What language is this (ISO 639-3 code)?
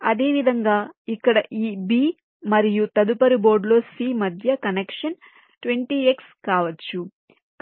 tel